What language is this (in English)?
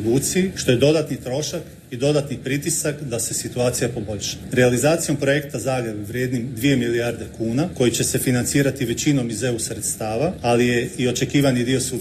Croatian